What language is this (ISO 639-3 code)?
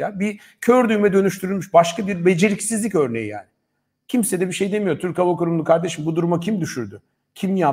tur